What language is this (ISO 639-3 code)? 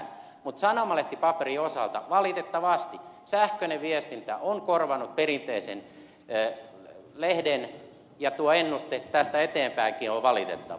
fin